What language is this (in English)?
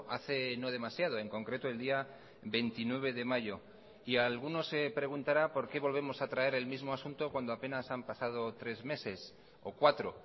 Spanish